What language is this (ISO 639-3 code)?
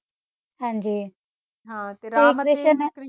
pan